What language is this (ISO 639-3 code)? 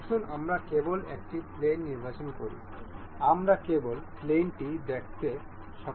ben